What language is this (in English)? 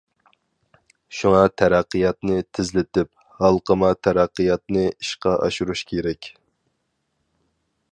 Uyghur